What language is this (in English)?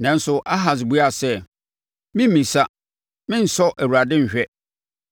Akan